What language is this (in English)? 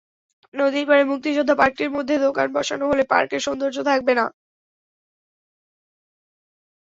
Bangla